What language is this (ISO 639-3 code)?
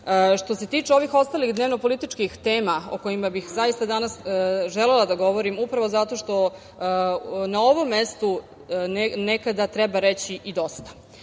srp